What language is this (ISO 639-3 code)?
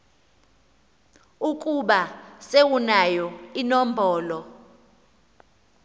xho